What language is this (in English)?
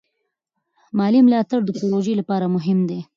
Pashto